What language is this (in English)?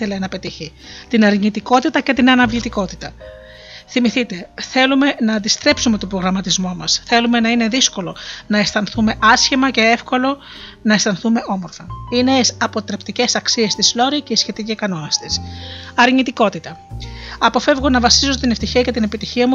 Greek